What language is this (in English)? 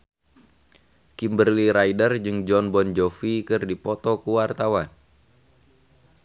Sundanese